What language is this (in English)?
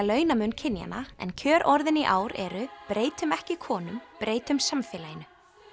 Icelandic